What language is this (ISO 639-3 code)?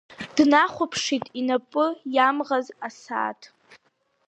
abk